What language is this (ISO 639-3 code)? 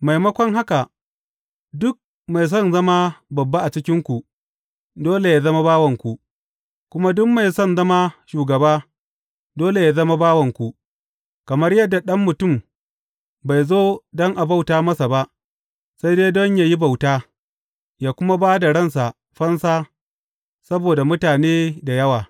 hau